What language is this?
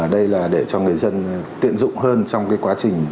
Vietnamese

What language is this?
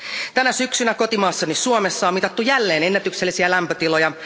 Finnish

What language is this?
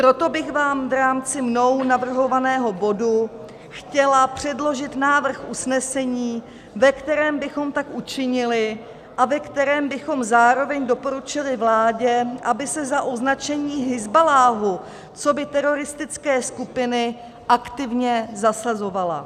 Czech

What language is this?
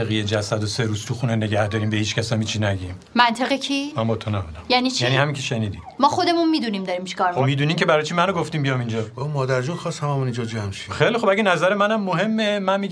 Persian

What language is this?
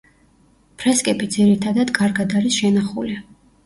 Georgian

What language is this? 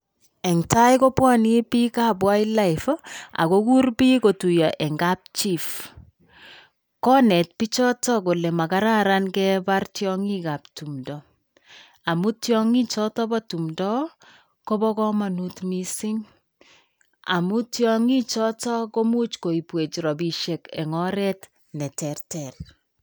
Kalenjin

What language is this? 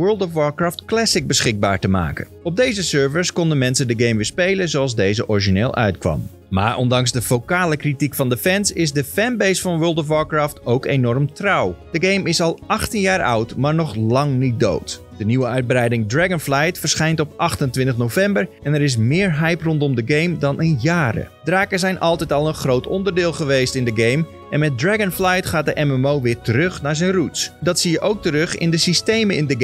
Dutch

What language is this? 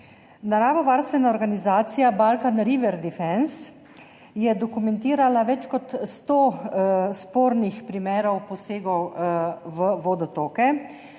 Slovenian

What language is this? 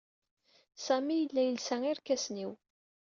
Kabyle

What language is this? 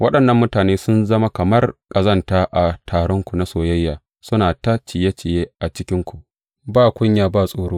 Hausa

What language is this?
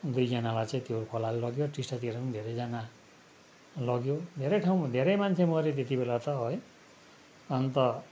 Nepali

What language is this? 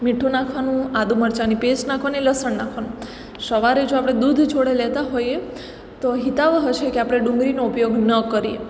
Gujarati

